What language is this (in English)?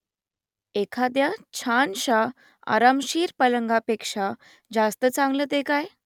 Marathi